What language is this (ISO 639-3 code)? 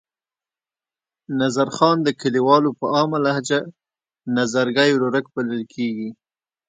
pus